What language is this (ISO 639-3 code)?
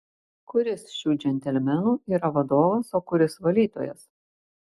lit